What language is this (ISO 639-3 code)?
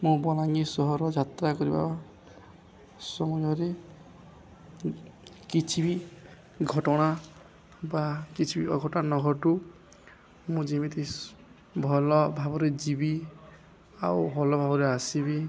ori